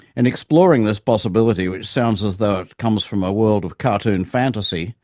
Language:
English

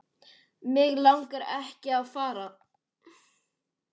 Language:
Icelandic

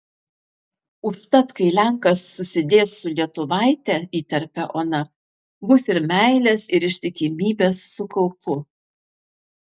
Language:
Lithuanian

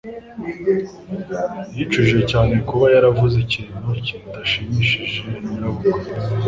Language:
Kinyarwanda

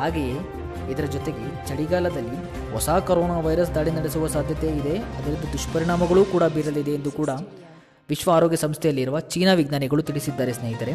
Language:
Kannada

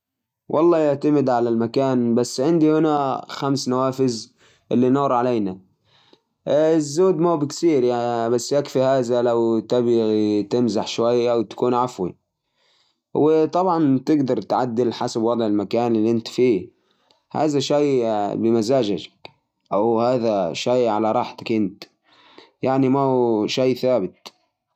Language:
Najdi Arabic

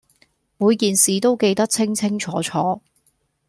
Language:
Cantonese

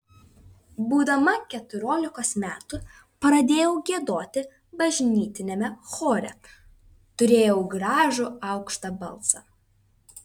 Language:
Lithuanian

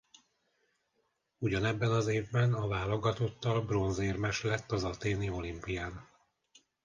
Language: Hungarian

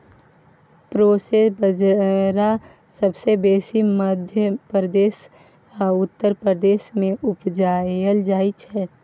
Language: Maithili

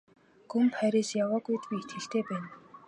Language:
Mongolian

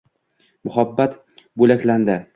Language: Uzbek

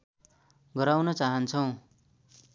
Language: Nepali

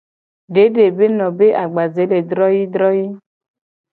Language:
Gen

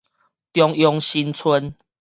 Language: Min Nan Chinese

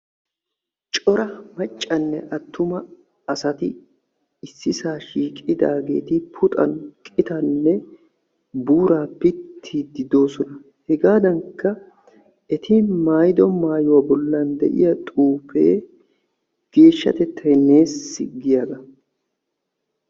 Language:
Wolaytta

